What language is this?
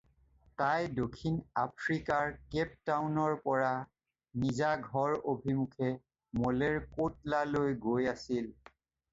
Assamese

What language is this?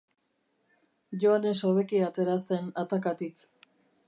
Basque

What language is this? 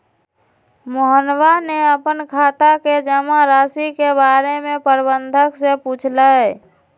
Magahi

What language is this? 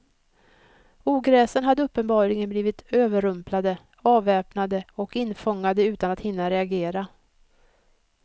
Swedish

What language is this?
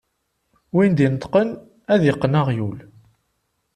Kabyle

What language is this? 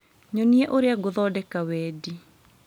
Kikuyu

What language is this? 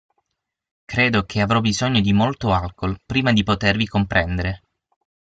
Italian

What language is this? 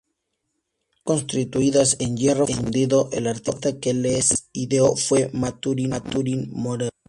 Spanish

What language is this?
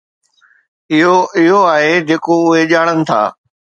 Sindhi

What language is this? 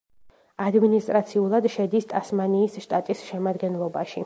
Georgian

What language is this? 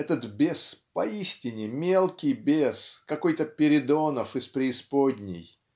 Russian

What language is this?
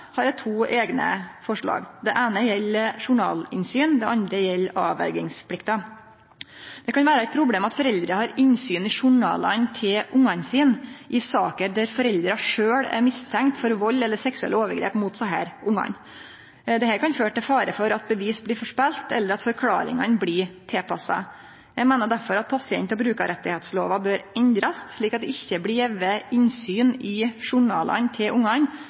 Norwegian Nynorsk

